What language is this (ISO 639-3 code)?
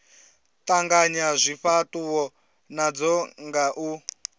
ven